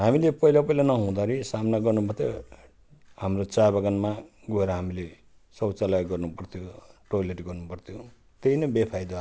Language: Nepali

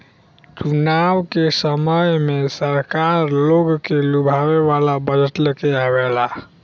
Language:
Bhojpuri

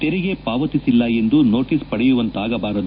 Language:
Kannada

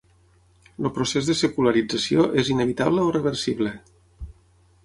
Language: Catalan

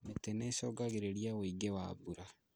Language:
Kikuyu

